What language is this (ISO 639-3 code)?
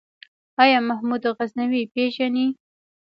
pus